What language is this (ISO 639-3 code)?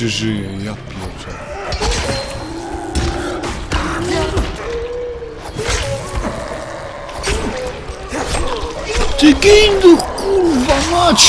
pol